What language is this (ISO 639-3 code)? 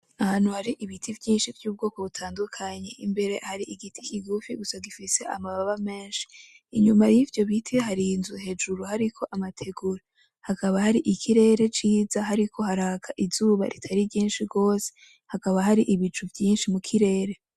run